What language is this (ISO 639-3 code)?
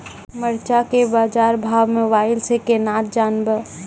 mai